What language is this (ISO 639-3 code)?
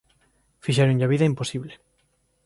glg